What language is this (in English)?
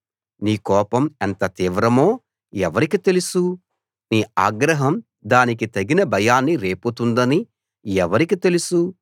Telugu